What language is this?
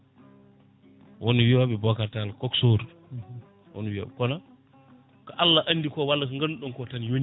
Fula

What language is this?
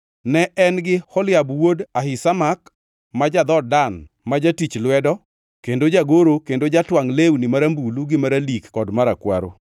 Luo (Kenya and Tanzania)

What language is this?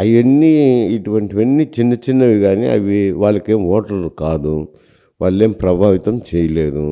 Telugu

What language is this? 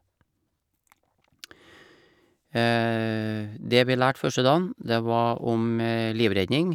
Norwegian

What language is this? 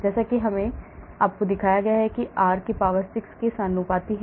Hindi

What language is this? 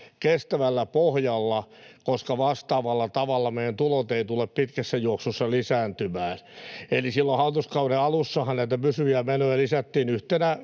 Finnish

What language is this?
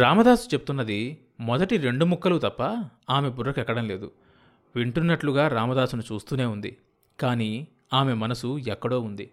Telugu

